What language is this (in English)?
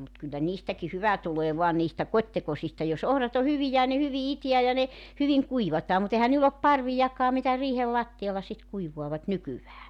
Finnish